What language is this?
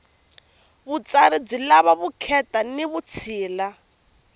Tsonga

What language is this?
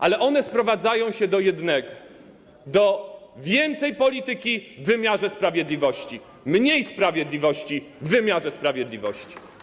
Polish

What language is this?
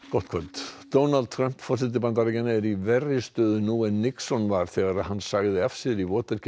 Icelandic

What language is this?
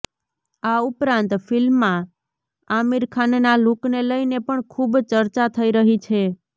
Gujarati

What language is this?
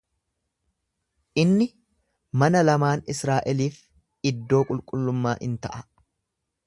Oromo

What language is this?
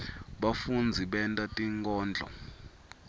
Swati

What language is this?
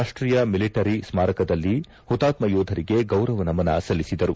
Kannada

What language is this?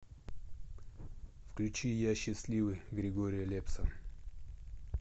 Russian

